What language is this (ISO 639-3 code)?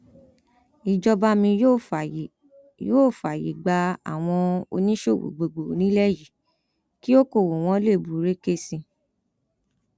yor